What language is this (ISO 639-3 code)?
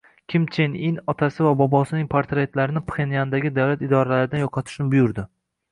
uzb